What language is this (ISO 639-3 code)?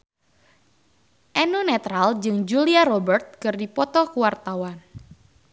sun